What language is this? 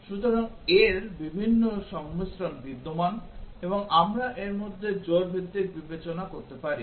Bangla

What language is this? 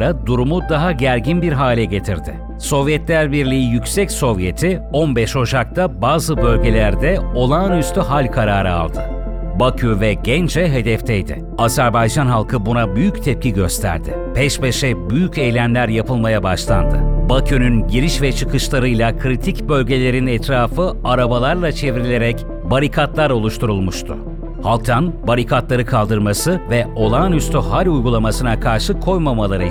Turkish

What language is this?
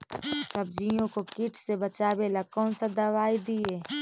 Magahi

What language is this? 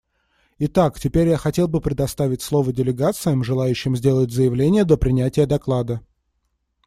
Russian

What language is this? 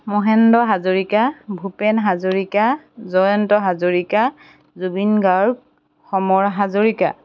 Assamese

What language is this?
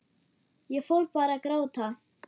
Icelandic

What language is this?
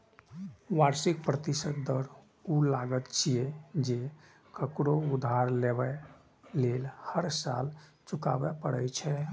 Maithili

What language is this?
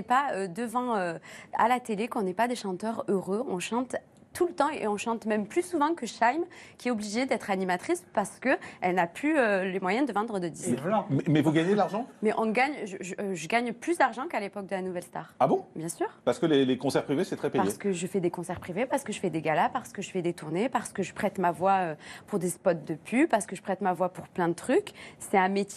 French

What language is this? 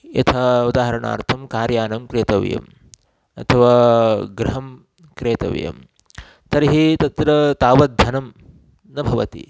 Sanskrit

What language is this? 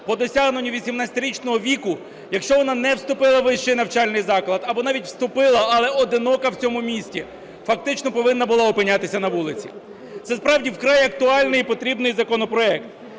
Ukrainian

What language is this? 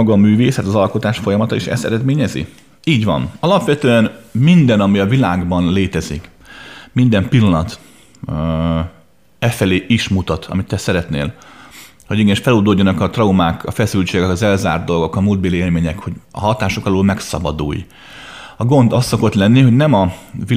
Hungarian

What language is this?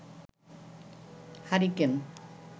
Bangla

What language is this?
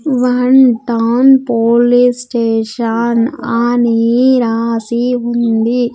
Telugu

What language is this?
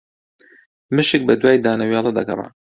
Central Kurdish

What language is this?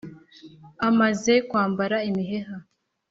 Kinyarwanda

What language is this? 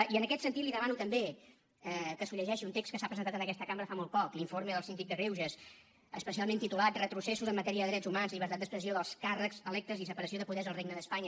Catalan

